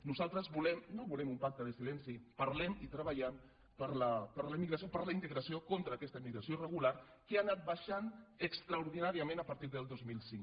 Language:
Catalan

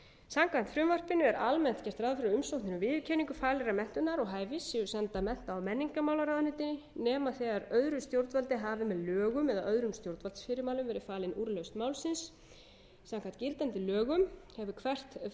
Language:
Icelandic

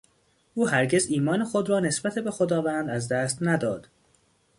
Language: Persian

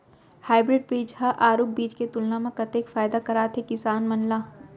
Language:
Chhattisgarhi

